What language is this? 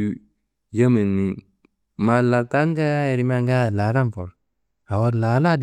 Kanembu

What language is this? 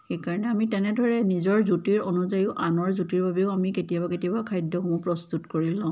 Assamese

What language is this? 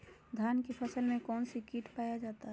Magahi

